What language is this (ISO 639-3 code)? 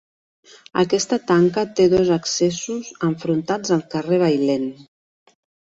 cat